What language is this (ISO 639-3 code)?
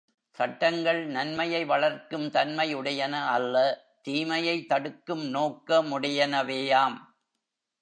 tam